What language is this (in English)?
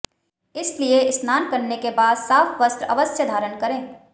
Hindi